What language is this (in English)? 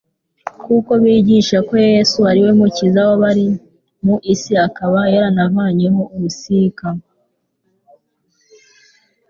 Kinyarwanda